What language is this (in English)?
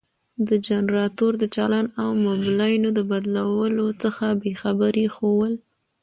Pashto